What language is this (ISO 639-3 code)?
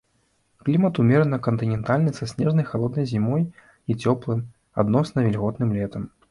bel